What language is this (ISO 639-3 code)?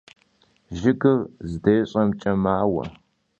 kbd